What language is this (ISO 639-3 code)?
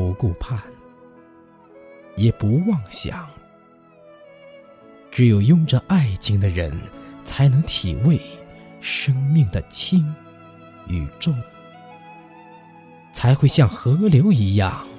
zho